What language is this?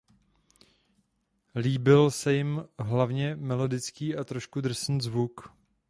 Czech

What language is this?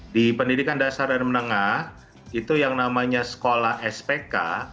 Indonesian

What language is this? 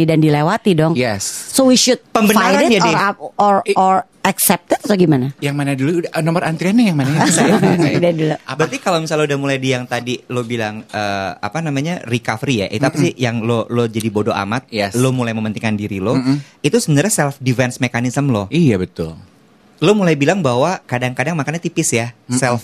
Indonesian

